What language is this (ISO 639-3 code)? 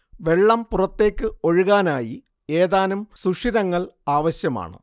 mal